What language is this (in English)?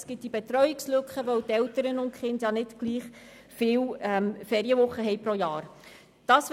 Swiss German